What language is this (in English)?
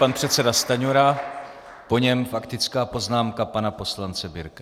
Czech